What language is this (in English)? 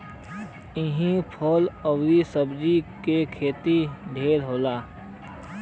Bhojpuri